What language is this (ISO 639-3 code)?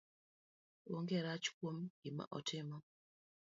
luo